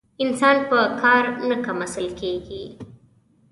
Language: Pashto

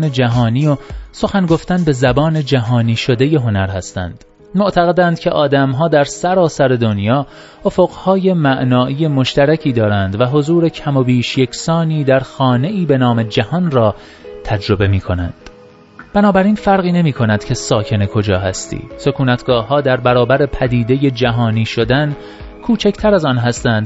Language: Persian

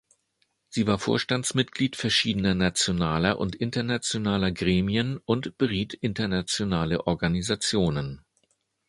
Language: German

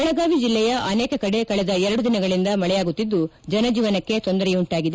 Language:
Kannada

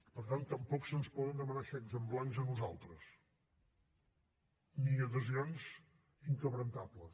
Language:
Catalan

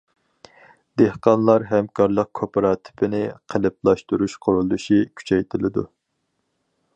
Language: Uyghur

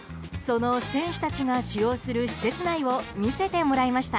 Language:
Japanese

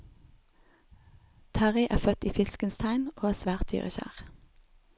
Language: Norwegian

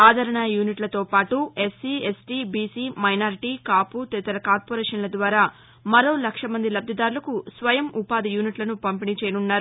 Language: Telugu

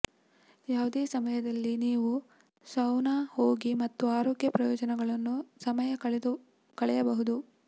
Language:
Kannada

